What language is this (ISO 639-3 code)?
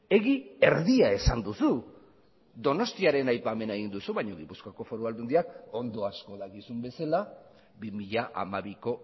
eus